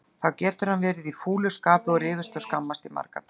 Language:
Icelandic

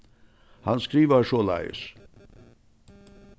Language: Faroese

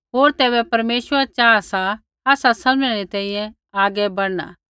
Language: Kullu Pahari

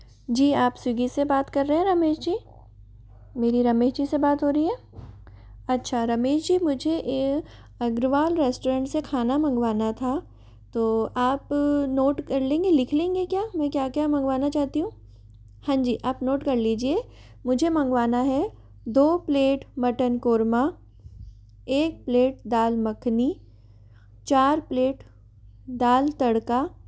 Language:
Hindi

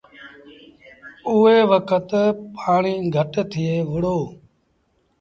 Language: Sindhi Bhil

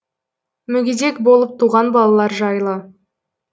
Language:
Kazakh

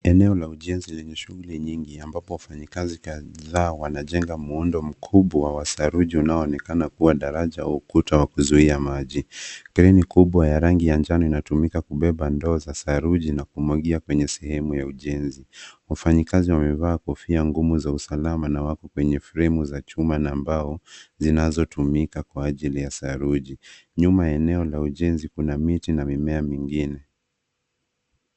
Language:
Swahili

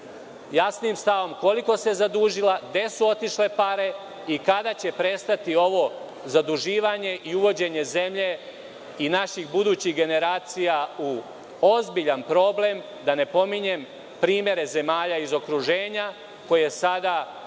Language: Serbian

